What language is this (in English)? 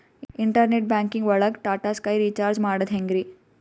Kannada